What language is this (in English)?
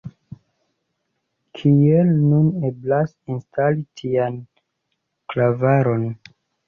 Esperanto